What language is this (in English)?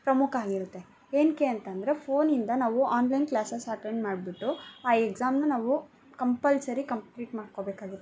Kannada